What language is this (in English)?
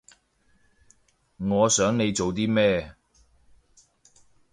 Cantonese